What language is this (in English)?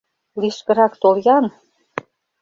Mari